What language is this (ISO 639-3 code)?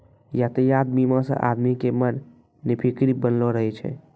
mai